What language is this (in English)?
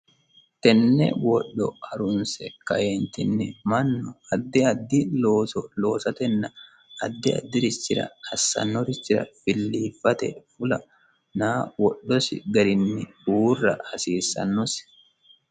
Sidamo